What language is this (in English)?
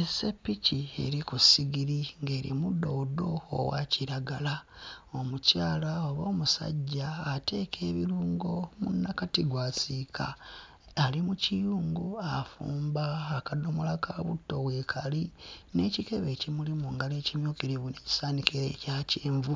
Ganda